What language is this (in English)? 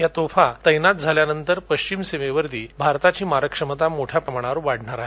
Marathi